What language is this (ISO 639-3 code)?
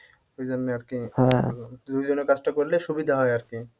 ben